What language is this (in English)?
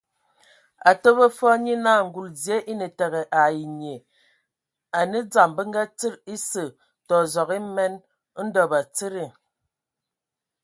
Ewondo